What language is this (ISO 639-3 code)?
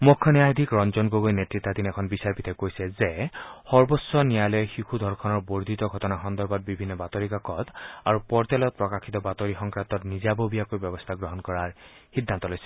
asm